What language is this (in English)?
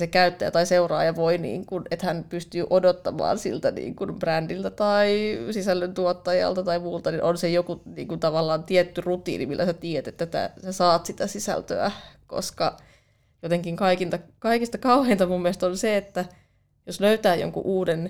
Finnish